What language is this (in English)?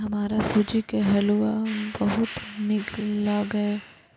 Maithili